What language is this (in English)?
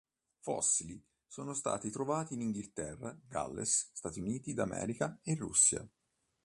Italian